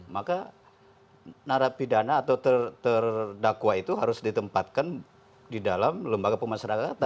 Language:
Indonesian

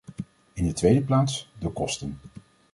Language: Dutch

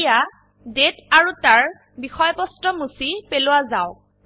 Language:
Assamese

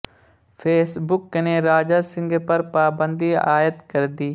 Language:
Urdu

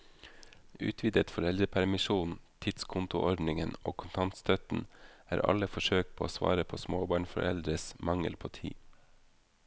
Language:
Norwegian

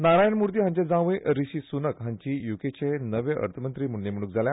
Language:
Konkani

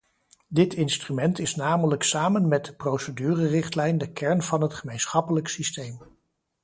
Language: Dutch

